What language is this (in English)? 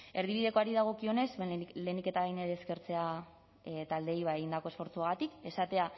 Basque